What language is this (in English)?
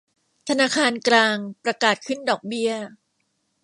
Thai